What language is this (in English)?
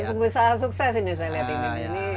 Indonesian